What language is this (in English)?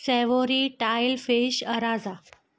Sindhi